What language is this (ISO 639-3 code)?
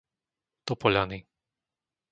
slk